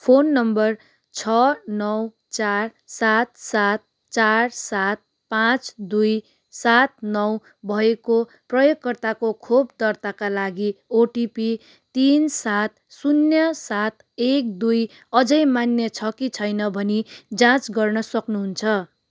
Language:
Nepali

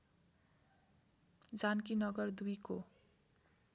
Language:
Nepali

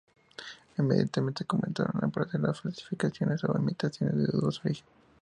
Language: Spanish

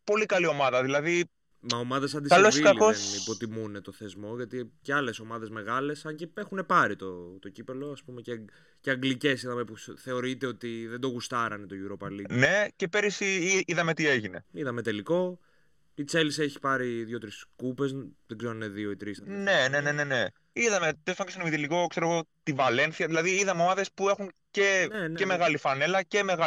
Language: Greek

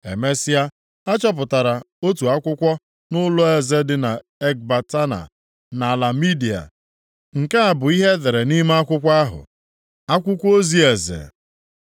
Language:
Igbo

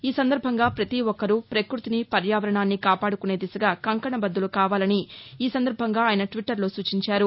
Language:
Telugu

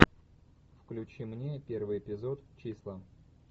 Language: Russian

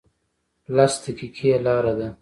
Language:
Pashto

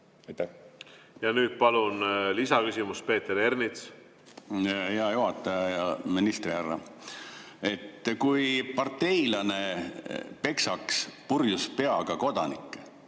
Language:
Estonian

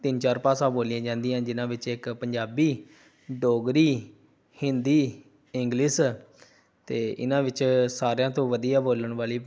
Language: Punjabi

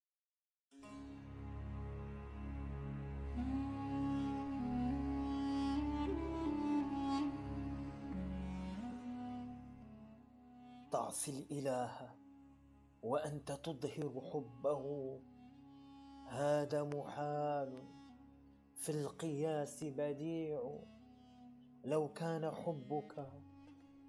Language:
Arabic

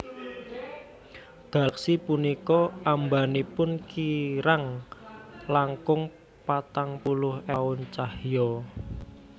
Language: Javanese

